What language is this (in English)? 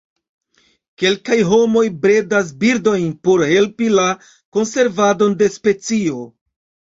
Esperanto